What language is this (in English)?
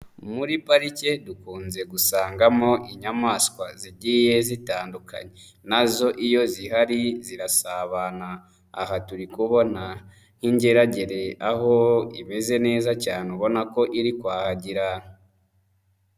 Kinyarwanda